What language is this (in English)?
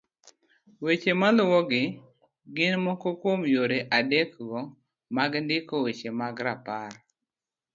Luo (Kenya and Tanzania)